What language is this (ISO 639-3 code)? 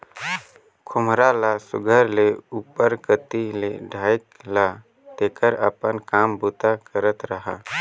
hne